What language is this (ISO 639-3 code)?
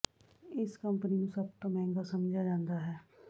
pan